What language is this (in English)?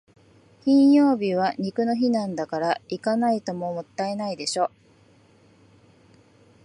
Japanese